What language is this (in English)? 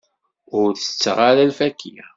Kabyle